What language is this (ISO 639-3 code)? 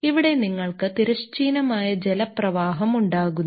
mal